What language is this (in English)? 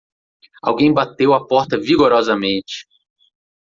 Portuguese